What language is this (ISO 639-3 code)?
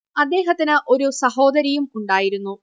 mal